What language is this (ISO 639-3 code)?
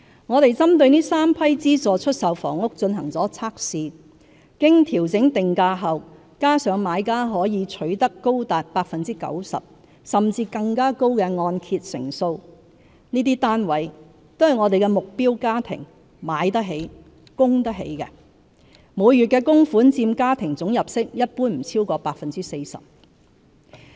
yue